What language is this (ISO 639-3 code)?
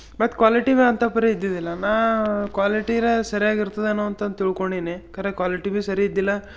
kan